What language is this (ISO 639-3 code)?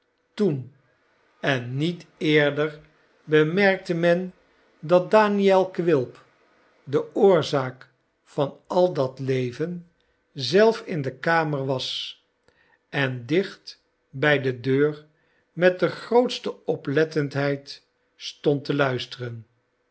nld